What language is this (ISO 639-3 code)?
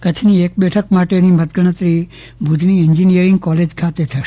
guj